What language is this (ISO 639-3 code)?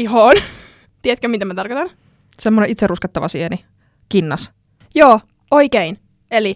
fin